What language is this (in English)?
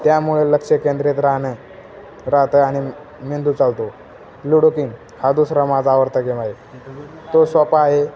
Marathi